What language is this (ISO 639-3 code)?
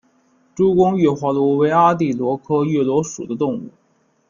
zho